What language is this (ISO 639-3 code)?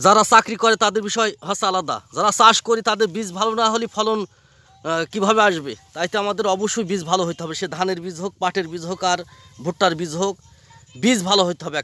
tur